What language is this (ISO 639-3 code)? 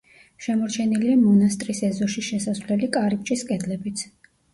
kat